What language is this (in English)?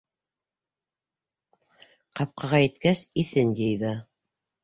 Bashkir